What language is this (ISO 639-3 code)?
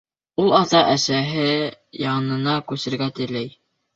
bak